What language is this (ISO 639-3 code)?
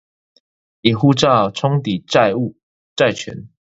zho